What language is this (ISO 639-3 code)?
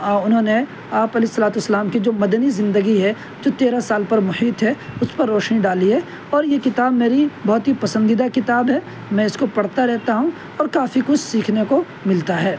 urd